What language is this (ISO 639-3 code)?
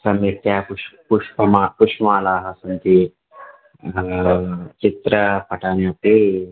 san